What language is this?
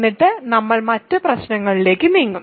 Malayalam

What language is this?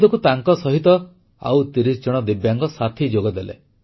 Odia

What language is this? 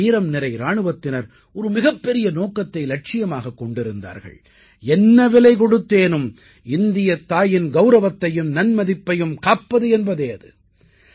Tamil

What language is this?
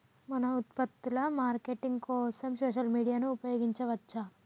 Telugu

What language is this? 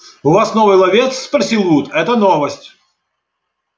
Russian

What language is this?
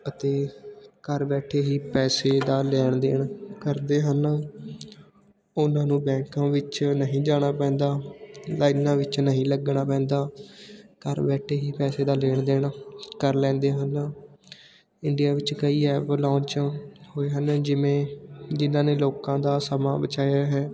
Punjabi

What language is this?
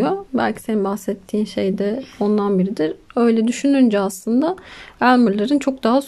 Turkish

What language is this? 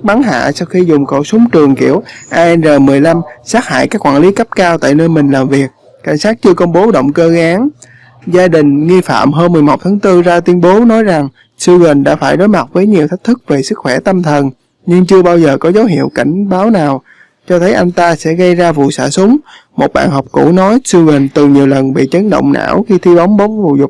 Vietnamese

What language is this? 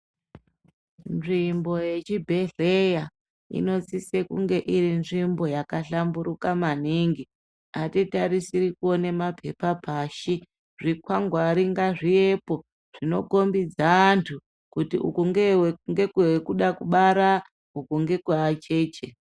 Ndau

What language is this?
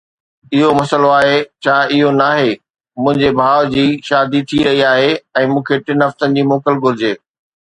Sindhi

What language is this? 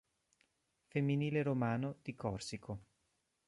Italian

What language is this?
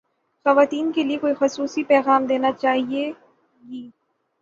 Urdu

